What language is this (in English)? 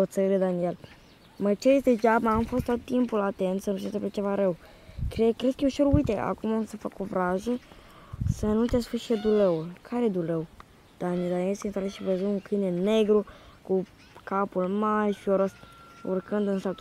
Romanian